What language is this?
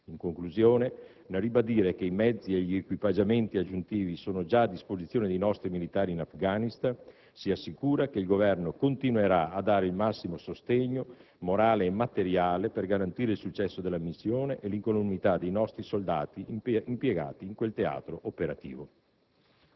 Italian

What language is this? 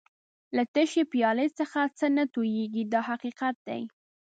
Pashto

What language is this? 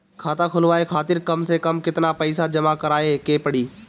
Bhojpuri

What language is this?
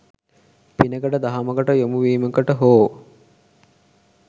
Sinhala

